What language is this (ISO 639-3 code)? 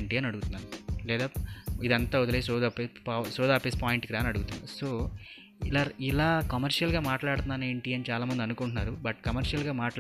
tel